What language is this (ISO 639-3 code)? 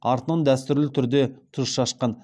kaz